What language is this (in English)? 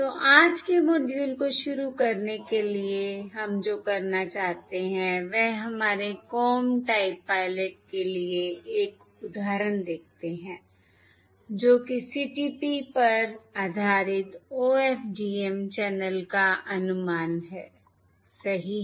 Hindi